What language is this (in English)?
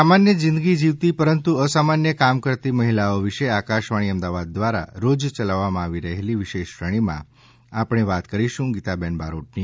Gujarati